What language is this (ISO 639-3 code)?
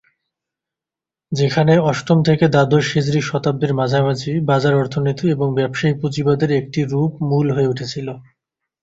ben